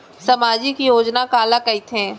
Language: Chhattisgarhi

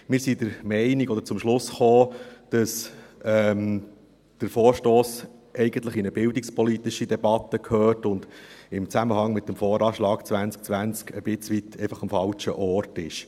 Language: Swiss German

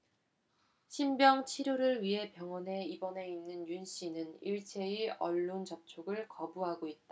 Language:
Korean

